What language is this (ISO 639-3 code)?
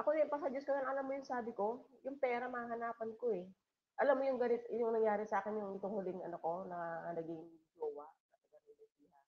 fil